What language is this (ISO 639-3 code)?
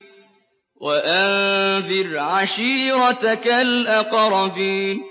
ara